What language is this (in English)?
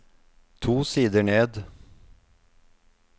Norwegian